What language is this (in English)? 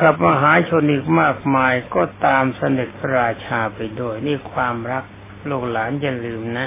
Thai